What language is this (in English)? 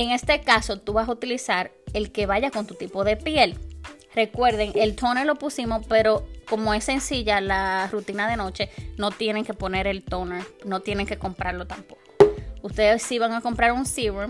Spanish